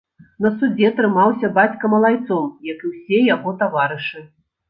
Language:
Belarusian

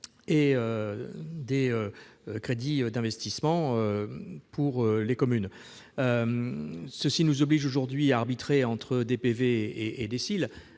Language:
French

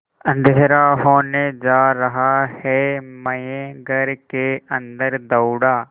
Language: Hindi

